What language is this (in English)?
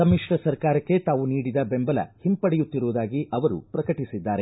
Kannada